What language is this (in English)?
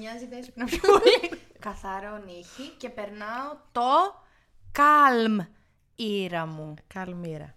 Greek